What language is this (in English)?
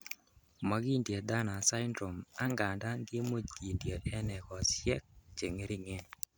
Kalenjin